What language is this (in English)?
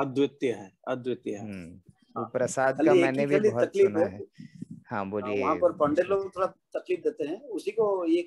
Hindi